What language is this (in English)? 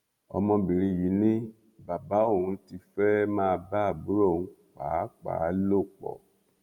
Yoruba